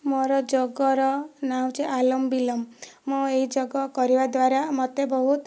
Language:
Odia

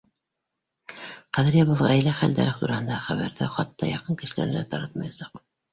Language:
Bashkir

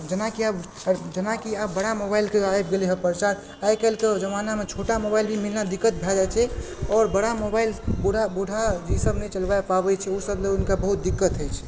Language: Maithili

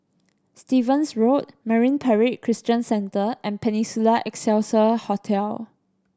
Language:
English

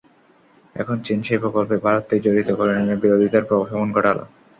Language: Bangla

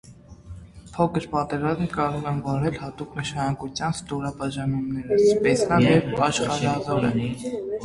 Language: Armenian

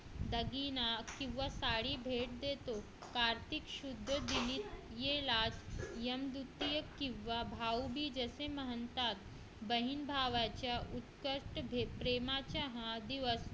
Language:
Marathi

